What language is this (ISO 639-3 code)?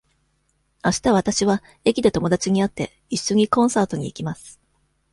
jpn